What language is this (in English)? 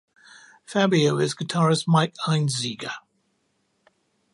English